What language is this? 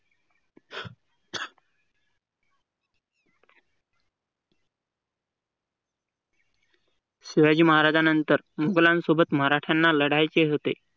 Marathi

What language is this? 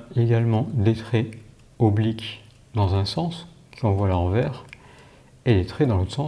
French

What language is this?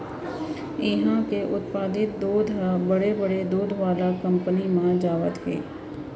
Chhattisgarhi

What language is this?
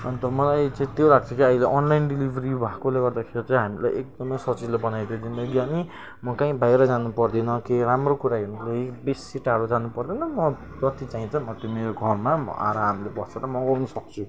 Nepali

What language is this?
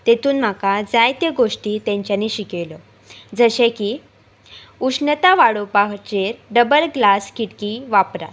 Konkani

